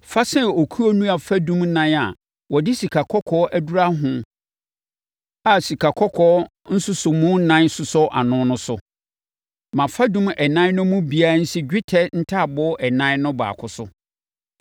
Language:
Akan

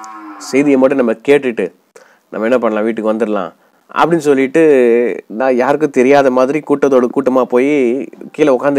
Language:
English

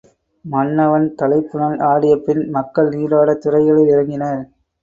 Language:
Tamil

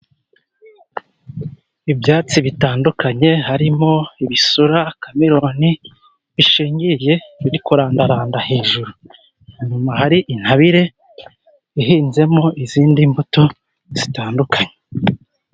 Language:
Kinyarwanda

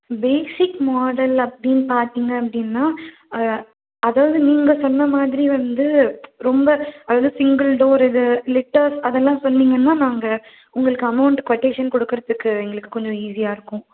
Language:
Tamil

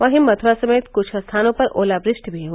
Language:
Hindi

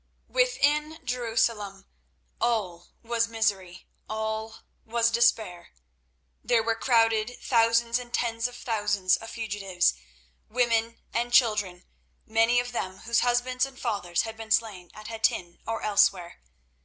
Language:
English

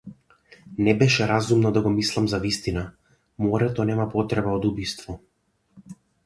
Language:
Macedonian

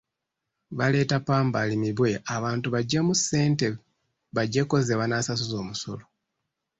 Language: Ganda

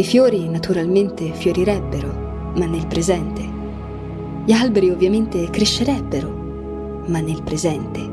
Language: Italian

